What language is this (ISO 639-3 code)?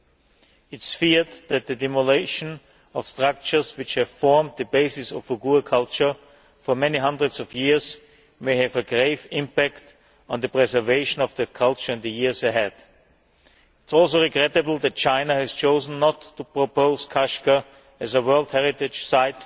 eng